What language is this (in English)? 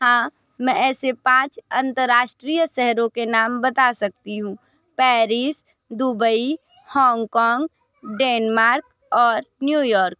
Hindi